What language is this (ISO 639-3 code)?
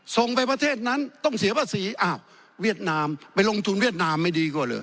tha